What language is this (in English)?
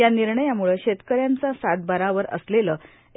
Marathi